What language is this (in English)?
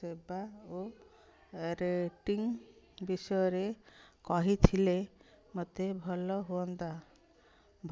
Odia